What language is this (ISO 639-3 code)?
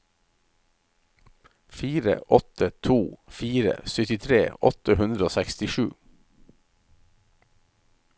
nor